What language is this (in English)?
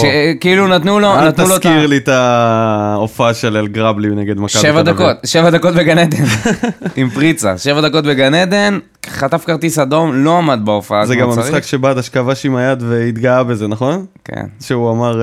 Hebrew